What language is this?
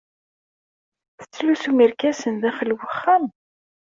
Kabyle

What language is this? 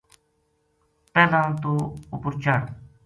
Gujari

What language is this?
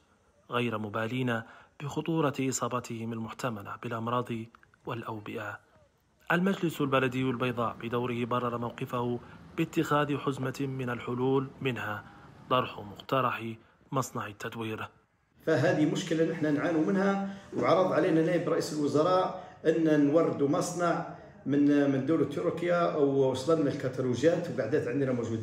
Arabic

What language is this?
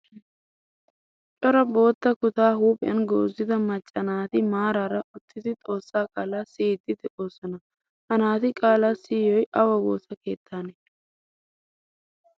Wolaytta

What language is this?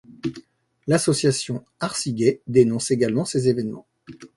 French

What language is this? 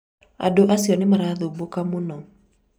Kikuyu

